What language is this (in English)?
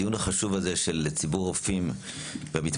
Hebrew